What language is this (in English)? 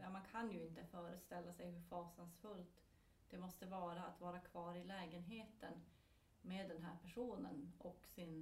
Swedish